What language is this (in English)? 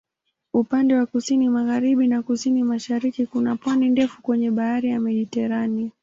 Swahili